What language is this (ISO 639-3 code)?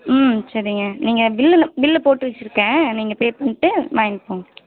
tam